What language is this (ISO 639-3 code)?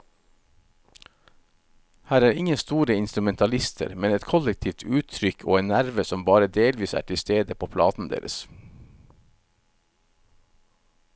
nor